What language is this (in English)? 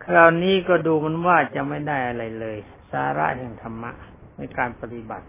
Thai